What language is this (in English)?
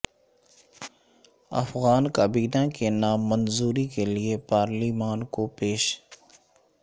Urdu